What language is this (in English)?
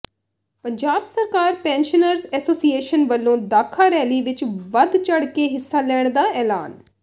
Punjabi